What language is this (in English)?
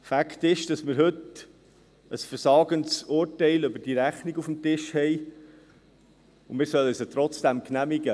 Swiss German